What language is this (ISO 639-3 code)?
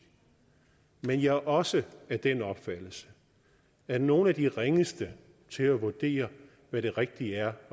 dan